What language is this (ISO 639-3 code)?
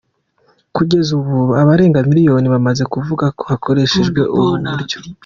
kin